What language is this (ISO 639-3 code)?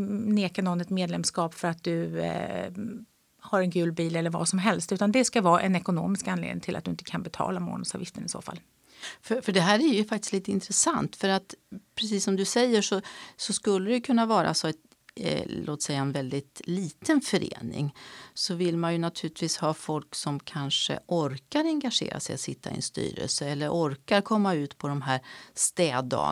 swe